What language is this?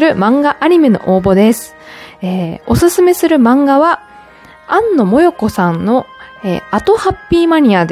Japanese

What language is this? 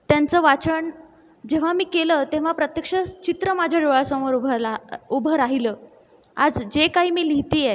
Marathi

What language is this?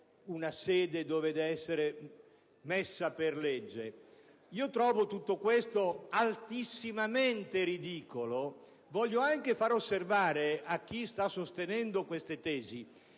Italian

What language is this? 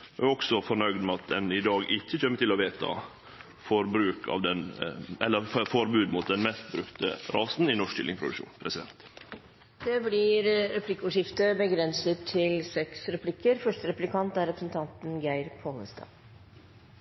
Norwegian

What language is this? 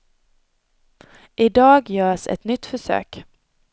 Swedish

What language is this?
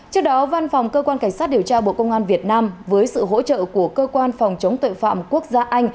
Vietnamese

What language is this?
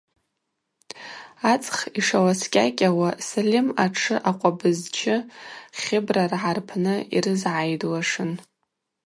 Abaza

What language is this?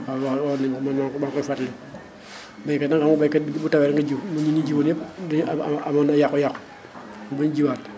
Wolof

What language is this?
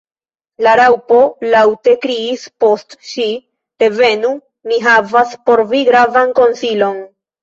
Esperanto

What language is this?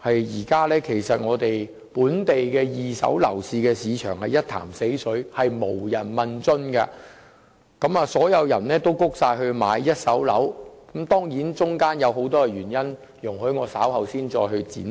Cantonese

